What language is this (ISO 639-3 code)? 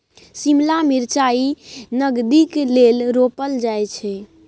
mai